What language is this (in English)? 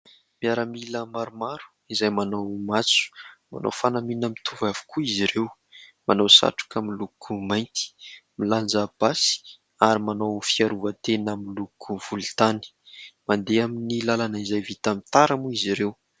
Malagasy